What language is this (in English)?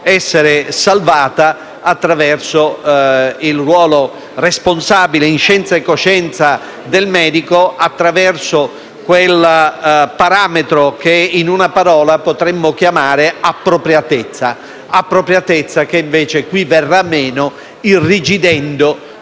Italian